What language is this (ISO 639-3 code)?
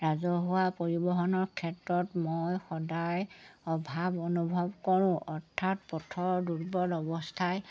asm